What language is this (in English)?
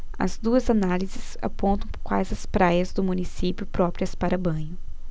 Portuguese